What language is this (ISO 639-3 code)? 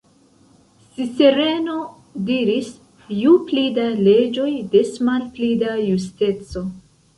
epo